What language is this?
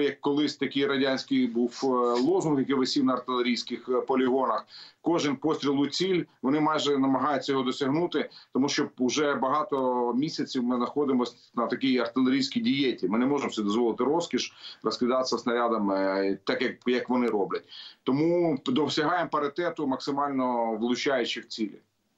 Ukrainian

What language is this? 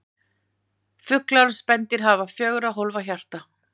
Icelandic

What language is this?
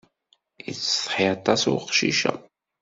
Kabyle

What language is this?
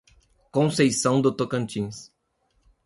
Portuguese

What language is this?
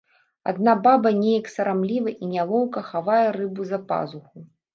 Belarusian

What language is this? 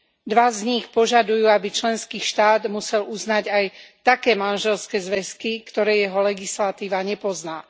Slovak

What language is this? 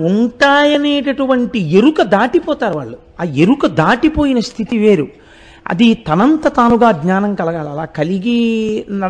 Telugu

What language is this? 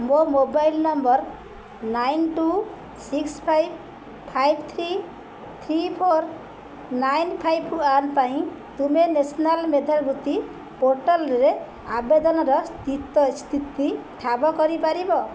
Odia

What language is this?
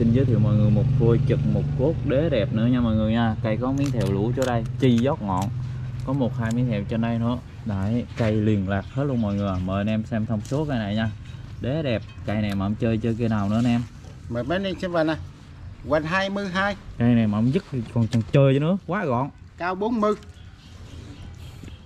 Vietnamese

